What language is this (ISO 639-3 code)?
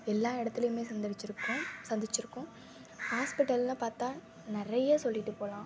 tam